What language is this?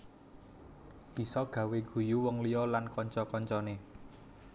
Javanese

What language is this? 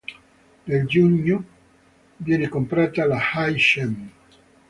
Italian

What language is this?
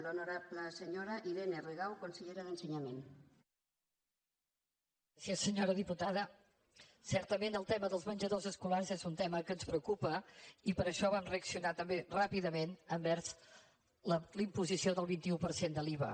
Catalan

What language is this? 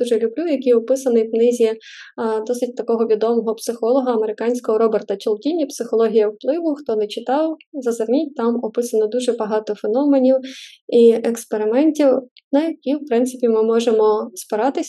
Ukrainian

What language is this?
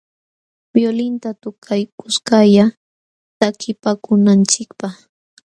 Jauja Wanca Quechua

